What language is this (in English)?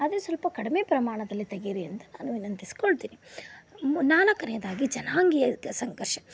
Kannada